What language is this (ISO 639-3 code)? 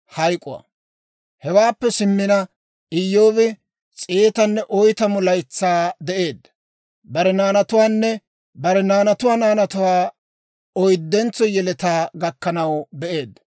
dwr